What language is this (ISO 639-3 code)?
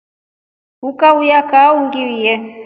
rof